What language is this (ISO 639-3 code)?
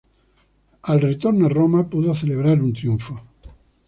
spa